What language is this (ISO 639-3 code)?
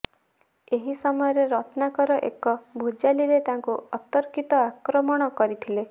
ori